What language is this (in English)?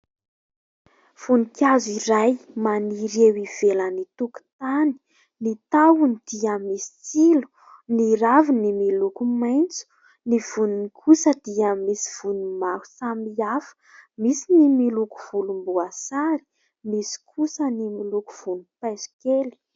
Malagasy